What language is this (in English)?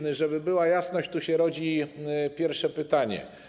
Polish